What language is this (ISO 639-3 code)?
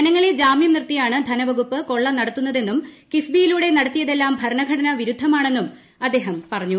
mal